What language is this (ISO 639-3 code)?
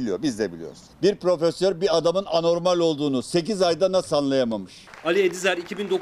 tur